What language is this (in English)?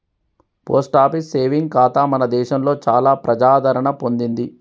Telugu